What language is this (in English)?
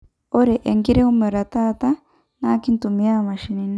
Masai